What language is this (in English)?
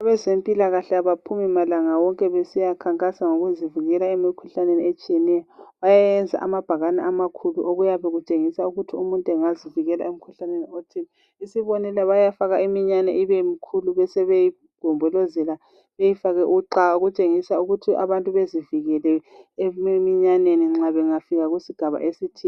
North Ndebele